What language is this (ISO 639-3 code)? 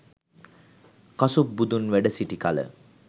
sin